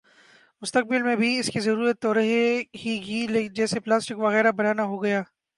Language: Urdu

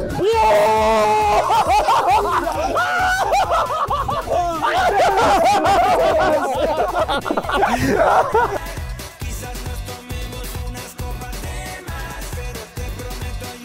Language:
Turkish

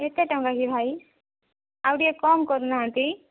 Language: Odia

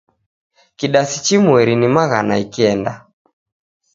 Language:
Taita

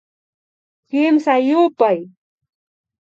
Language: Imbabura Highland Quichua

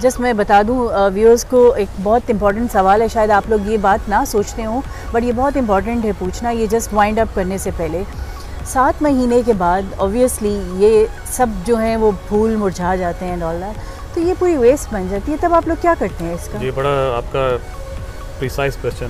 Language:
Urdu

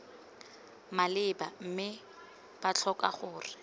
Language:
Tswana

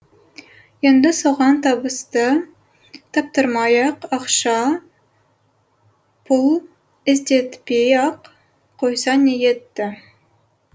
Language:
Kazakh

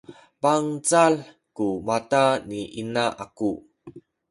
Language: Sakizaya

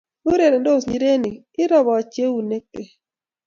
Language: Kalenjin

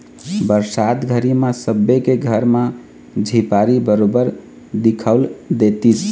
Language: Chhattisgarhi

